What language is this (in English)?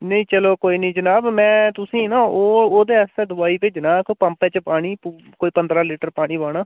Dogri